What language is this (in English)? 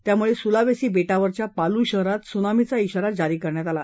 Marathi